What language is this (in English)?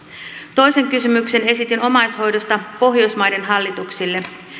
Finnish